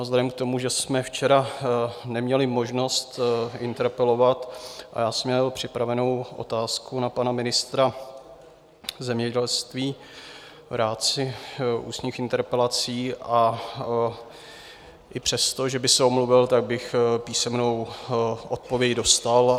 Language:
Czech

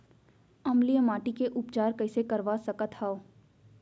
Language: Chhattisgarhi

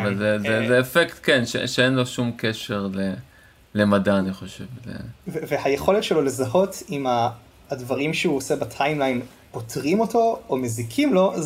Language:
Hebrew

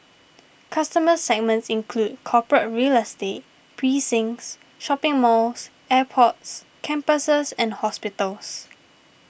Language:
English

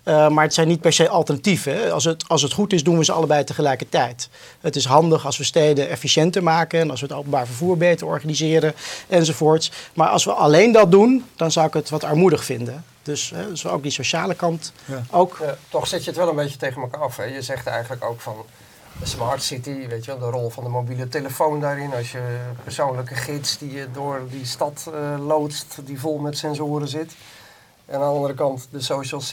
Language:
Dutch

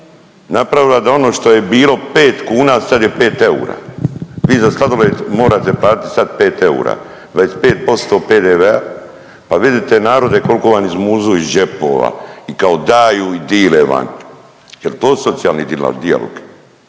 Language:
Croatian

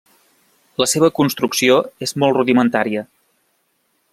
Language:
Catalan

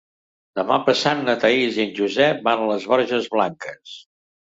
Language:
Catalan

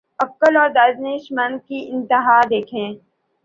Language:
Urdu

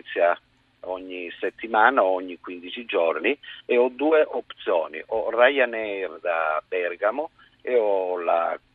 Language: Italian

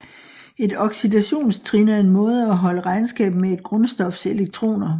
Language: Danish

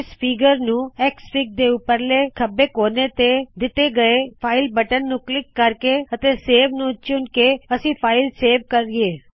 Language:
Punjabi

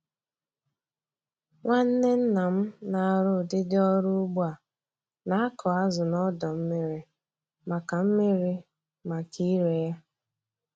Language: Igbo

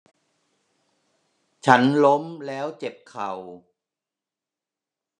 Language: Thai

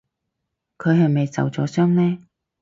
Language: Cantonese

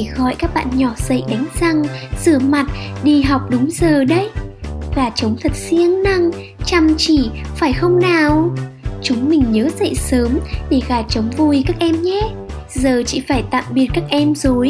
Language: Vietnamese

